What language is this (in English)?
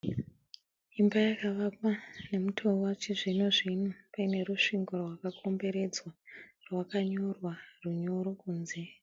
Shona